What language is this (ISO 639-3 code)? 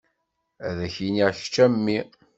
kab